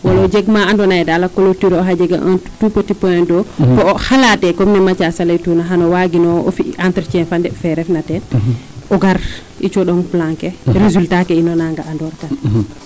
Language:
Serer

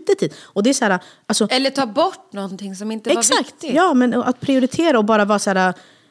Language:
Swedish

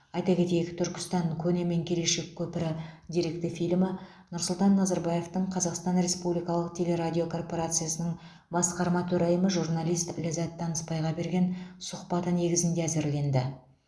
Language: Kazakh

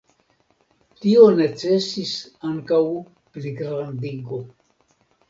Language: Esperanto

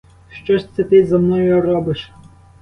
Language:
Ukrainian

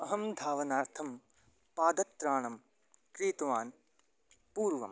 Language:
Sanskrit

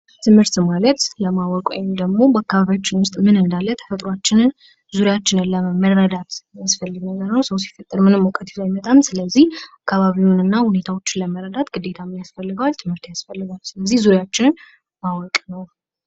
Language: Amharic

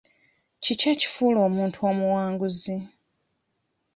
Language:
Ganda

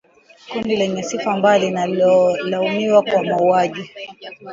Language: Swahili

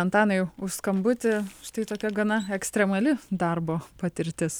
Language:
Lithuanian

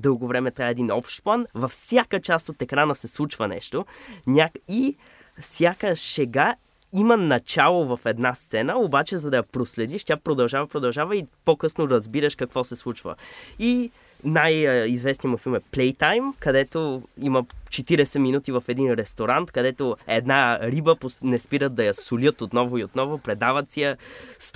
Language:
Bulgarian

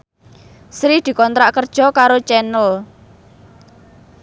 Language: Javanese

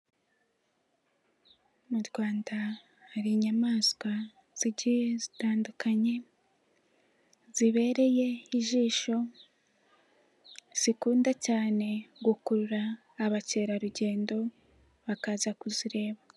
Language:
Kinyarwanda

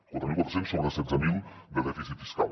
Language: Catalan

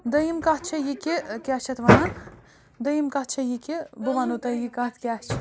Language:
Kashmiri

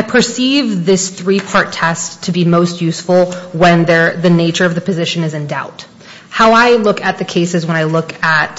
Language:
English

